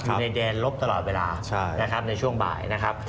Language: Thai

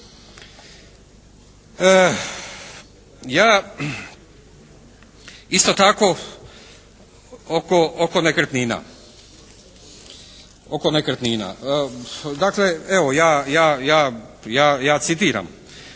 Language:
Croatian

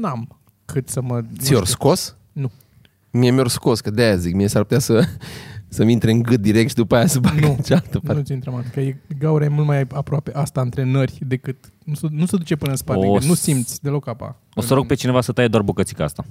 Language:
Romanian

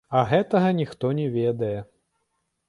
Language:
Belarusian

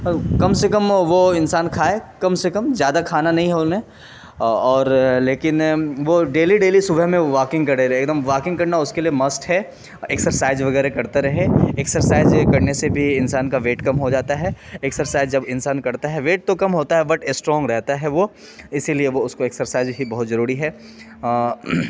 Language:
Urdu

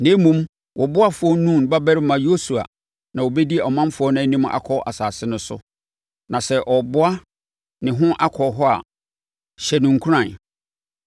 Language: Akan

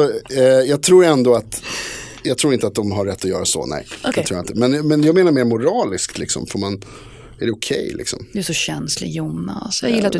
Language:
Swedish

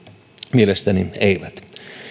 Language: Finnish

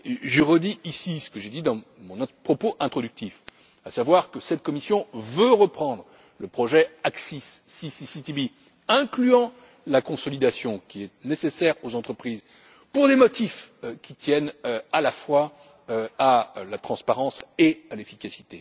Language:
French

